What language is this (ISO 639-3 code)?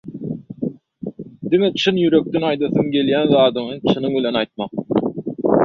tuk